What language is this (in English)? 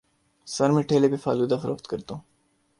Urdu